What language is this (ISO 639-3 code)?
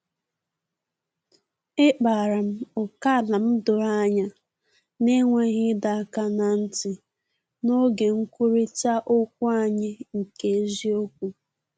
ibo